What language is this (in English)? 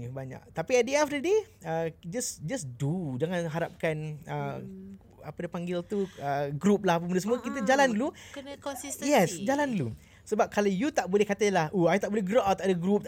Malay